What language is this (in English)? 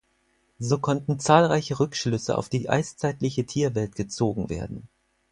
German